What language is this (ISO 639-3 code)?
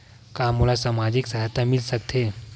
hne